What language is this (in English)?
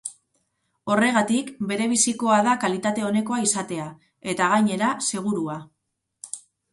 Basque